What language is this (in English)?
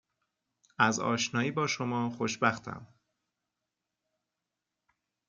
Persian